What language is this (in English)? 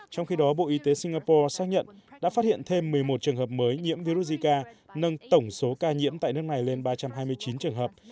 Vietnamese